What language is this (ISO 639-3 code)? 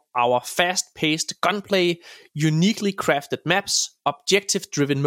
dan